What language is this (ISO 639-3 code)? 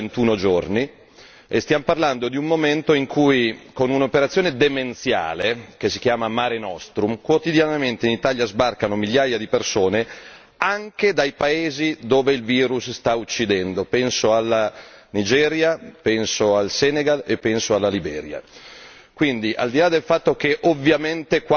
ita